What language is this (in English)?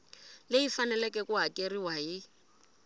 Tsonga